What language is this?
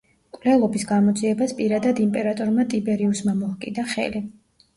Georgian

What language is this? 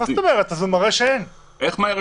Hebrew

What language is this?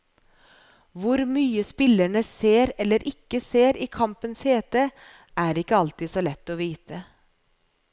Norwegian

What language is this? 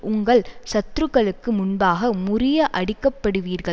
Tamil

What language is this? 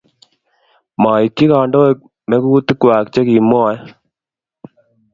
Kalenjin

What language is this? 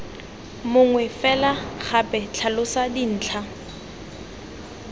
Tswana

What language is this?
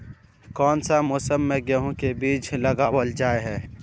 Magahi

